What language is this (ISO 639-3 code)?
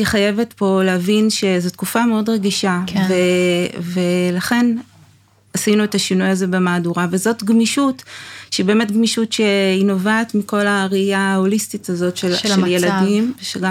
heb